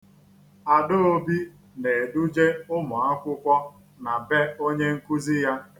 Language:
Igbo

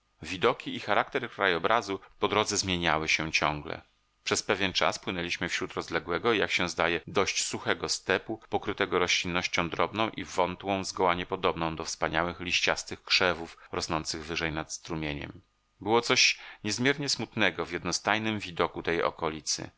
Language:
Polish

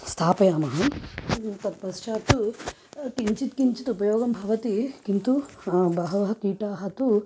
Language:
Sanskrit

